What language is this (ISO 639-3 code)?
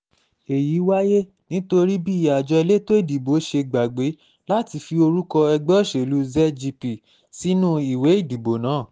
yor